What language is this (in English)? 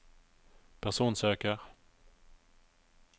Norwegian